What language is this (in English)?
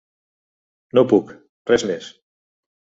Catalan